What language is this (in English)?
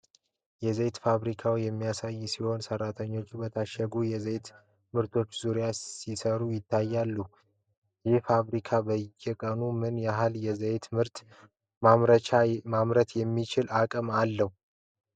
Amharic